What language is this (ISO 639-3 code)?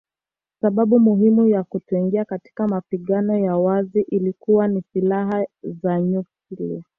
swa